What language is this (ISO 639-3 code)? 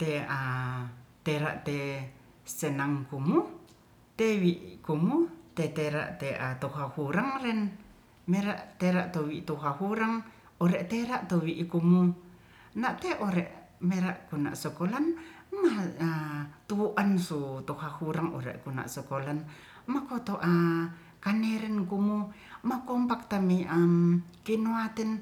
rth